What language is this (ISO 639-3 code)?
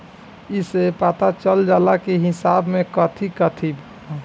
bho